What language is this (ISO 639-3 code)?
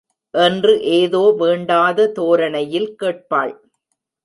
tam